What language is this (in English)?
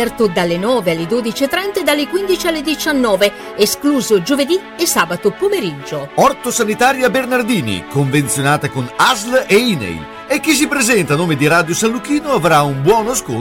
Italian